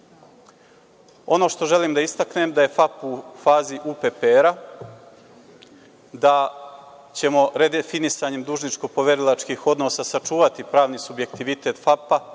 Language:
Serbian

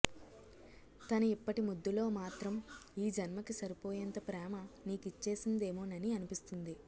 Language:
Telugu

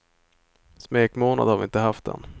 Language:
Swedish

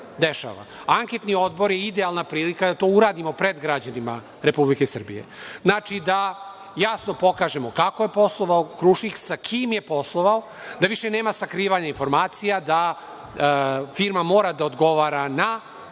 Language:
Serbian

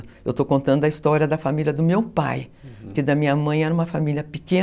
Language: Portuguese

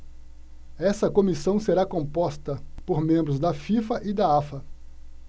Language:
Portuguese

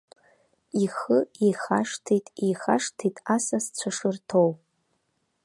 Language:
Abkhazian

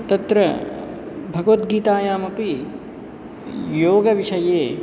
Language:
Sanskrit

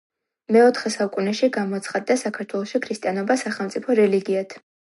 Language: Georgian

